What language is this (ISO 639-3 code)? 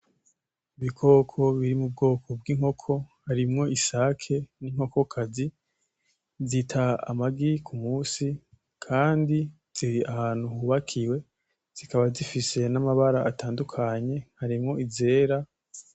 run